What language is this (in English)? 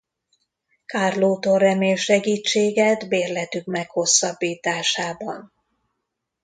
Hungarian